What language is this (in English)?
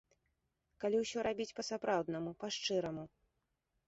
Belarusian